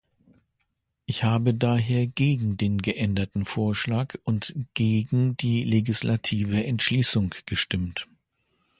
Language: German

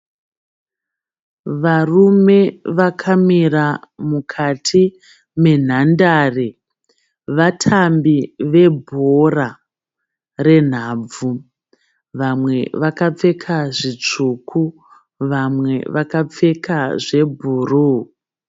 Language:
Shona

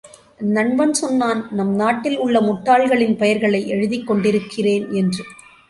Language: Tamil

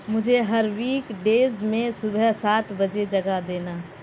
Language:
Urdu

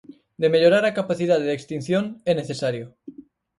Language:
Galician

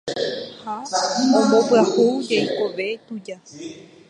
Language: Guarani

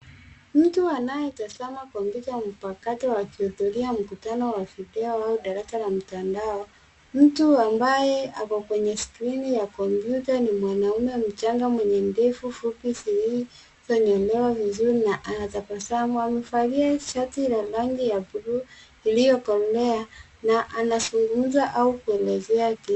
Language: Swahili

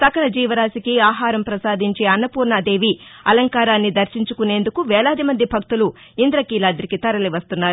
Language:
Telugu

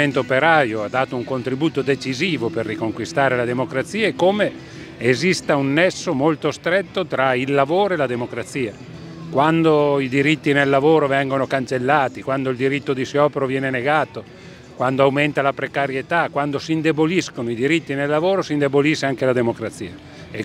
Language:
Italian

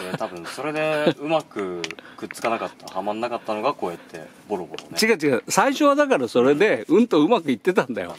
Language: Japanese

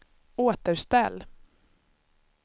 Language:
Swedish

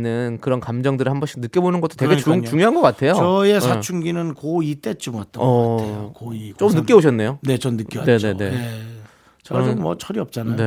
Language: Korean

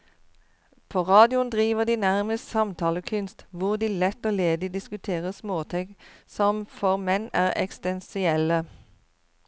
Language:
Norwegian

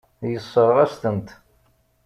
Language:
Kabyle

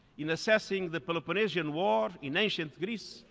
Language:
English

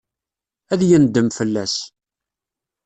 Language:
Kabyle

